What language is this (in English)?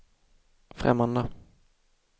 Swedish